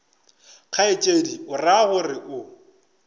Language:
Northern Sotho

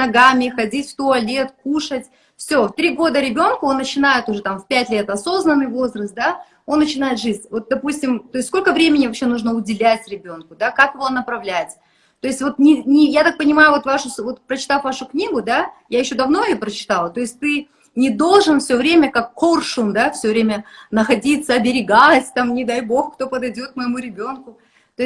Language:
Russian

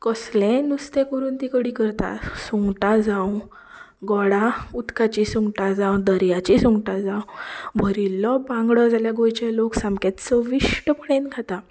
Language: Konkani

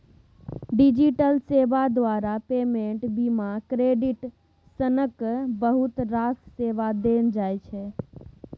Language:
Maithili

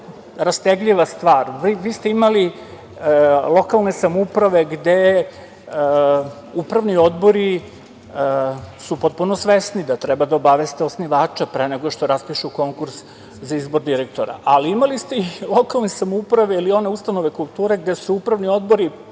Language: Serbian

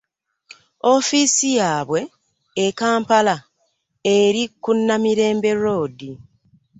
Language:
Ganda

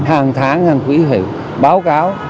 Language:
Vietnamese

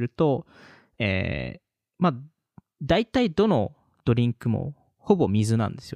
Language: Japanese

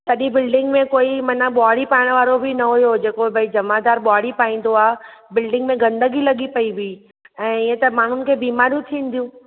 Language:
Sindhi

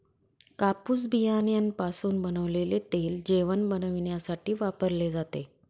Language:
Marathi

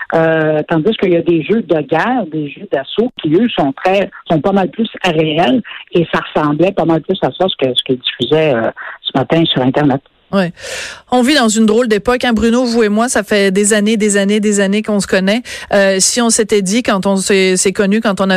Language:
French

